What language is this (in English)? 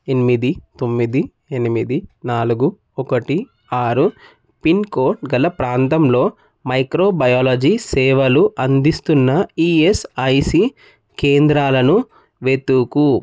Telugu